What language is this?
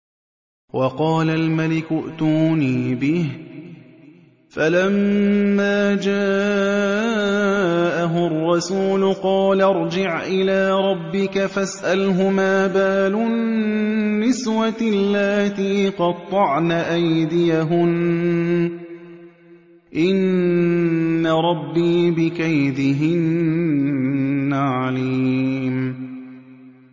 Arabic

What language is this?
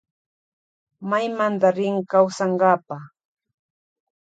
Loja Highland Quichua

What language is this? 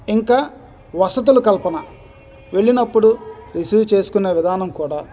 Telugu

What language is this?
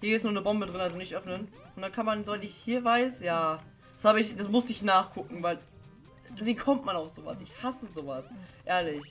German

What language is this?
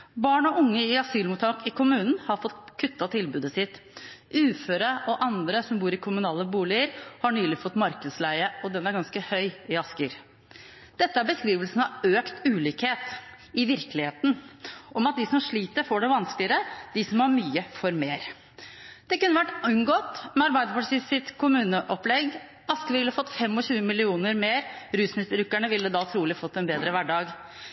Norwegian Bokmål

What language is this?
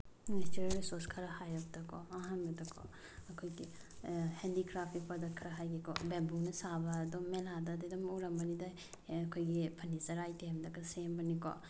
Manipuri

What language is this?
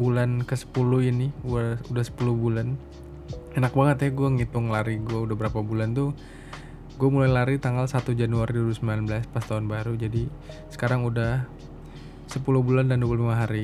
Indonesian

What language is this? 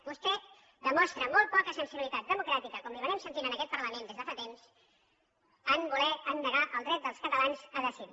Catalan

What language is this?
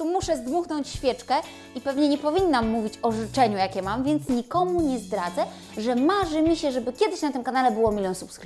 Polish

